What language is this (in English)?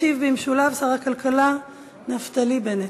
Hebrew